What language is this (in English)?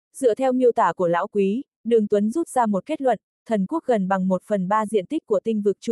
Vietnamese